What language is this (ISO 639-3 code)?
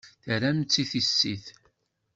kab